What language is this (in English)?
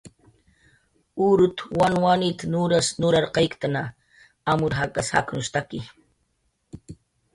Jaqaru